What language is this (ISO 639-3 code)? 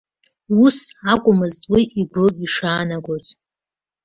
abk